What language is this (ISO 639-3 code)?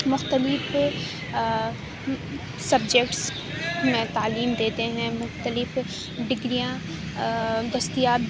urd